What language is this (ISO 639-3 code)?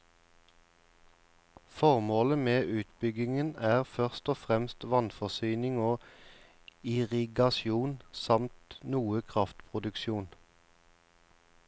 nor